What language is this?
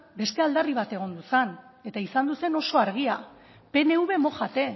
Basque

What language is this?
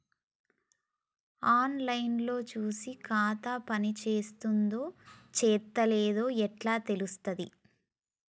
Telugu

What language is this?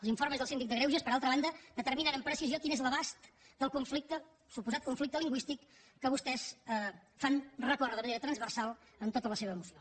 Catalan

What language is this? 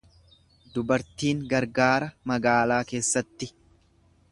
Oromo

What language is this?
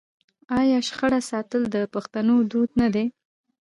Pashto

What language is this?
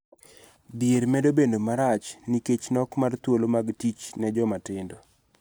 Luo (Kenya and Tanzania)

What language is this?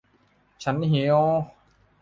Thai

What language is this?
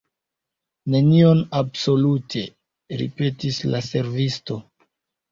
Esperanto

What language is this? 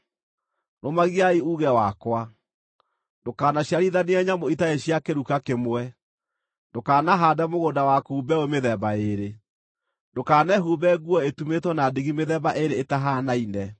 Kikuyu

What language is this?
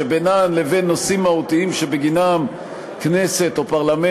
Hebrew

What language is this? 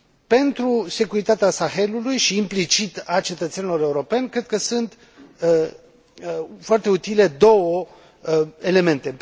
Romanian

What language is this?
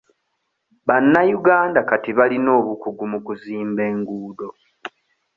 Ganda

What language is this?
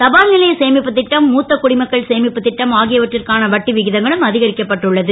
Tamil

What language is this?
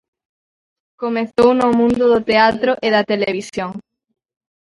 Galician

